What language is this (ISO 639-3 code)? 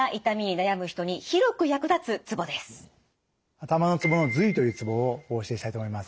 jpn